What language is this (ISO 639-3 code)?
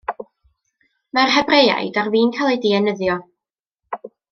cym